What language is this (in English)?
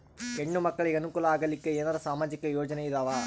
Kannada